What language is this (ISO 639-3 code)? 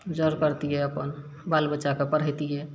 mai